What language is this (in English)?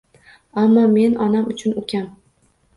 Uzbek